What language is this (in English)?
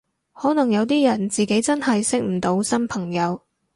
Cantonese